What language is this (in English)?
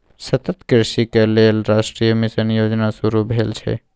Maithili